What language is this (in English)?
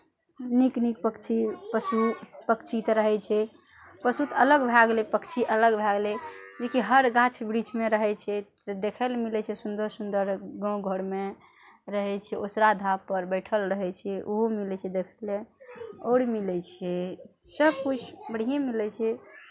Maithili